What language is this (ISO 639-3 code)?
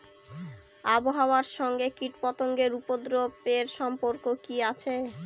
ben